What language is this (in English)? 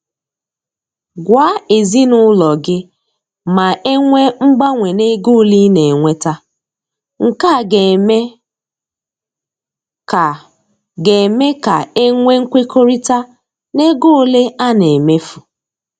Igbo